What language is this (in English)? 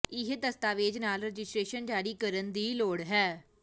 Punjabi